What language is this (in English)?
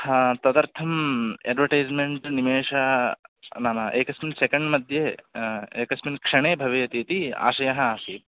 Sanskrit